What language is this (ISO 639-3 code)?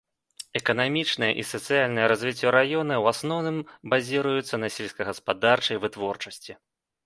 bel